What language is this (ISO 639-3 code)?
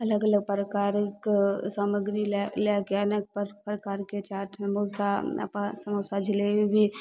mai